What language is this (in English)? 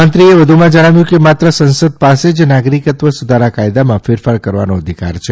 Gujarati